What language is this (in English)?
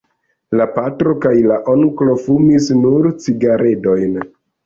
Esperanto